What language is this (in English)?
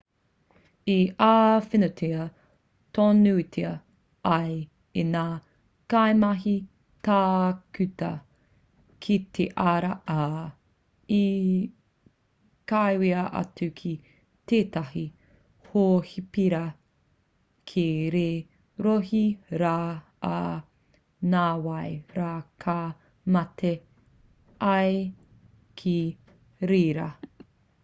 Māori